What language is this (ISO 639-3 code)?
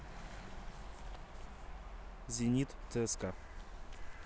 rus